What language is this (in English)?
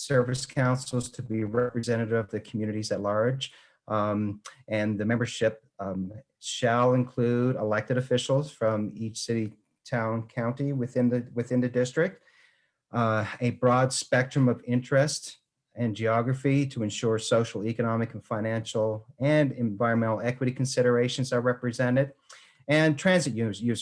English